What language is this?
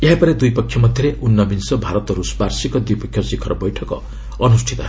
Odia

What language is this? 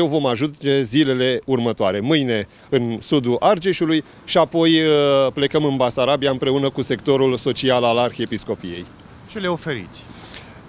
Romanian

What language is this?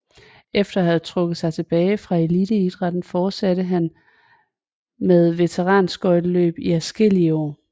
Danish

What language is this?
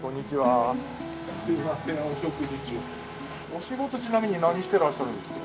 Japanese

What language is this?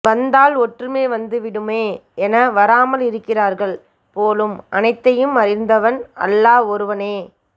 Tamil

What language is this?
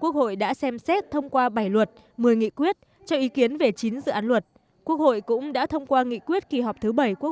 Vietnamese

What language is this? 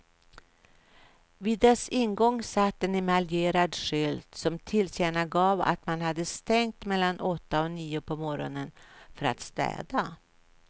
Swedish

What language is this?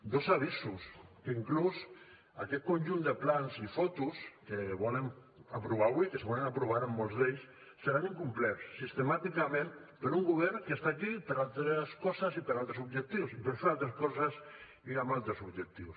Catalan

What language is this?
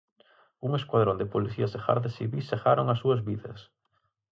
Galician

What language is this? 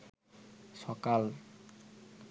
Bangla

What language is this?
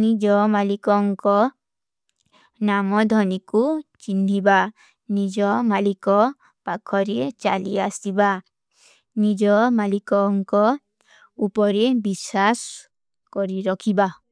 Kui (India)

